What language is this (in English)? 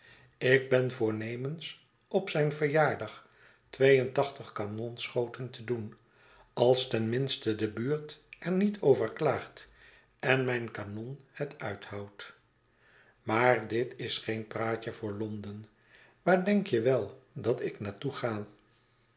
Dutch